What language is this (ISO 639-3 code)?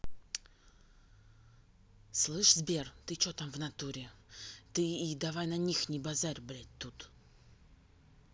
rus